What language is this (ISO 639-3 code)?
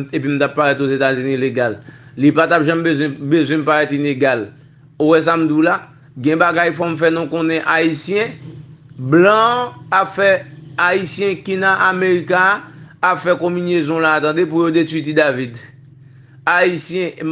fra